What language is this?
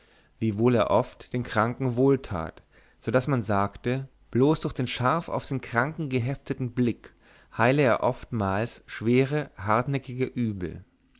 German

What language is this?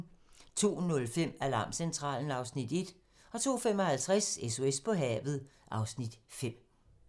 Danish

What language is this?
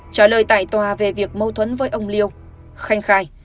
Vietnamese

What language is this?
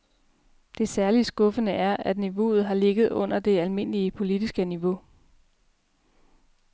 Danish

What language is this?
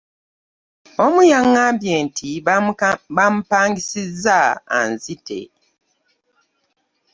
Ganda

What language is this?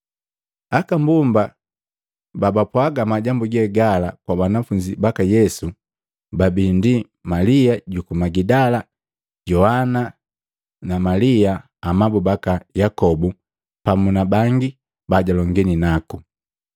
Matengo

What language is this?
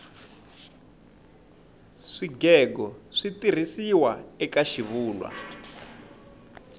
Tsonga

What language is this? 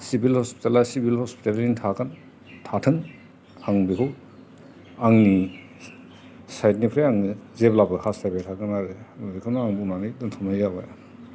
Bodo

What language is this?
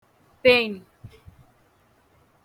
Igbo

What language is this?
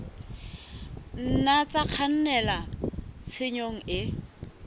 Southern Sotho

